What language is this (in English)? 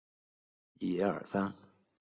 Chinese